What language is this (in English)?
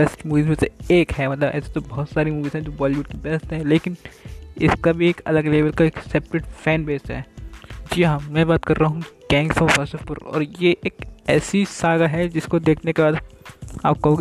Hindi